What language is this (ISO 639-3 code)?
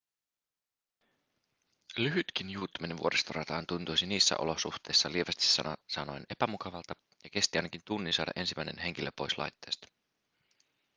fin